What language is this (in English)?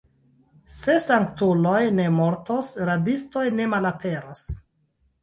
Esperanto